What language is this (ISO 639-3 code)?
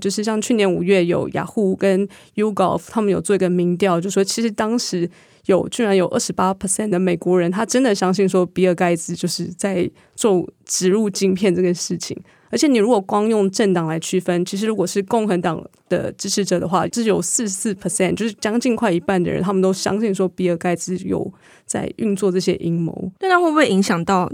zho